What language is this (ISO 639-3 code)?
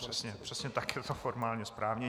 ces